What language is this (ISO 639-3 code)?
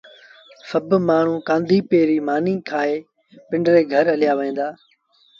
sbn